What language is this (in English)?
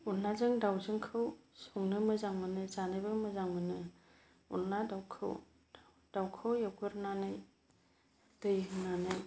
Bodo